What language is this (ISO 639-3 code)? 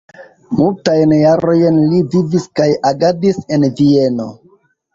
epo